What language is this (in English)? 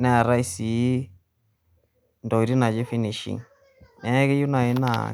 Masai